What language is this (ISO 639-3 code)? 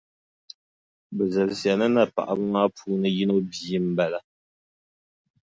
dag